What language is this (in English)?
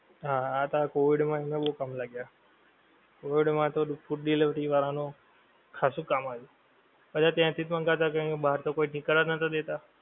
Gujarati